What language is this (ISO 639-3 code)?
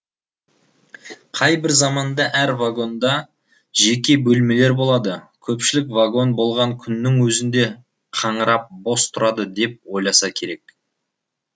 kaz